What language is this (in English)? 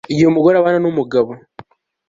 Kinyarwanda